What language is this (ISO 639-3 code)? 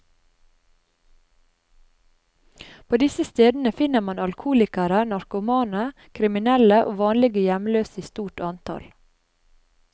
nor